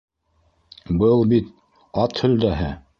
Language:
Bashkir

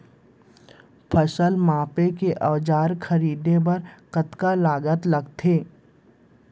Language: Chhattisgarhi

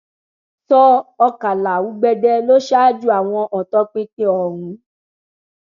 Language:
Yoruba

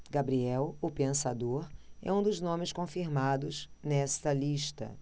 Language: Portuguese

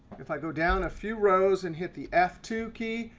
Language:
English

